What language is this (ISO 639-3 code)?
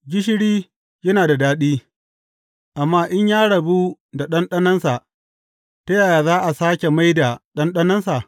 hau